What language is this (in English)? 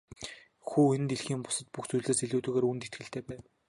Mongolian